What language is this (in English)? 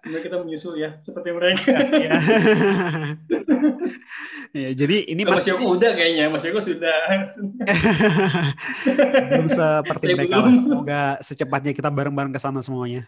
Indonesian